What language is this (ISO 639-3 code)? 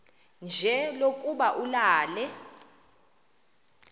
xho